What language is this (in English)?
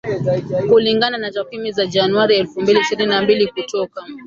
Swahili